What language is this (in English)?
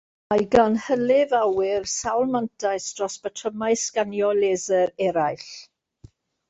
Welsh